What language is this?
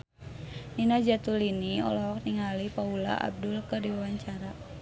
Sundanese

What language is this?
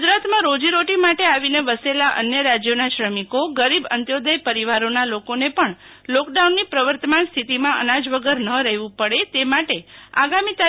Gujarati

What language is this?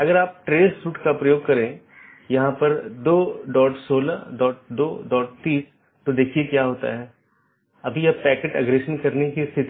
Hindi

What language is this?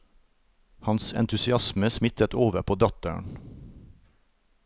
Norwegian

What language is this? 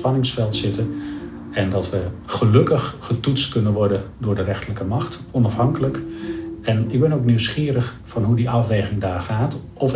Dutch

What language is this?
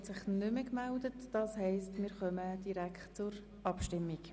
Swiss German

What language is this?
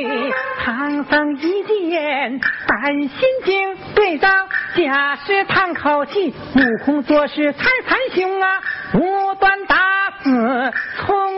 Chinese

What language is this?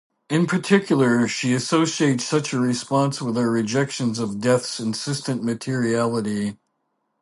English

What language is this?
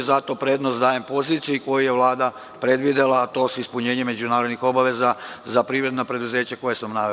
Serbian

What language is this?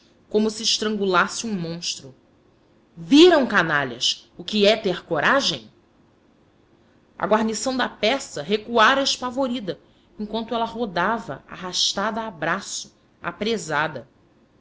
Portuguese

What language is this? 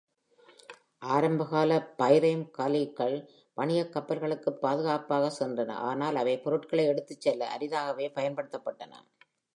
Tamil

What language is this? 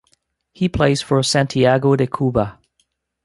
English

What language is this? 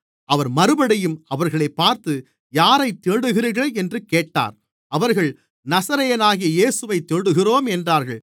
Tamil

